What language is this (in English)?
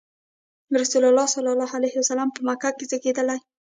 Pashto